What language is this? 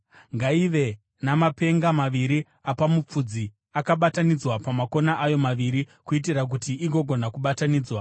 Shona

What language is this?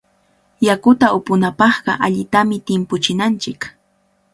Cajatambo North Lima Quechua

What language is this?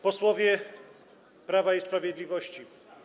Polish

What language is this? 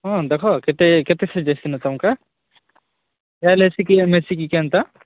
Odia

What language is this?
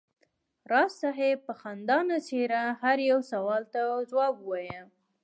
Pashto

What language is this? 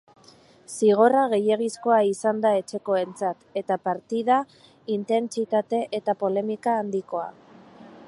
Basque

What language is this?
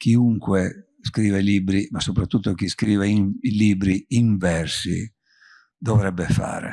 Italian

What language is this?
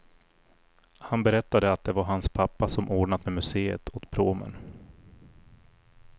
Swedish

